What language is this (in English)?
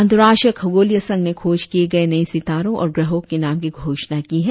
Hindi